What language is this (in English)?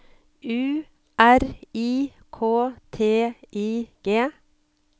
Norwegian